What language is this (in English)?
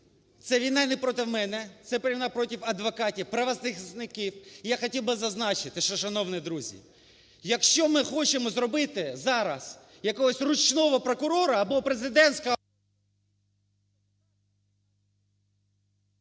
Ukrainian